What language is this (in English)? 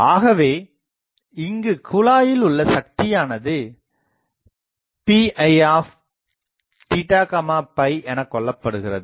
Tamil